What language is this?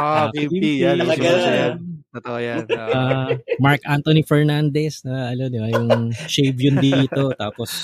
Filipino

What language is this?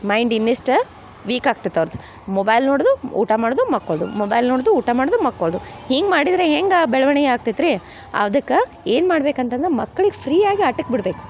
Kannada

